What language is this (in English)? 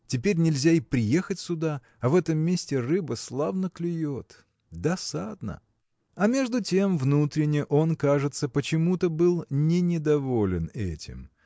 Russian